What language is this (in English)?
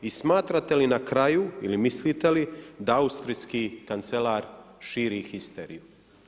Croatian